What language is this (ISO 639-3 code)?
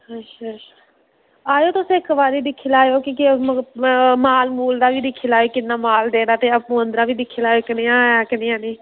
doi